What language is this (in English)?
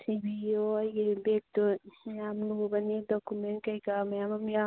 Manipuri